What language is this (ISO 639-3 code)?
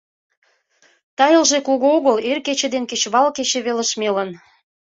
chm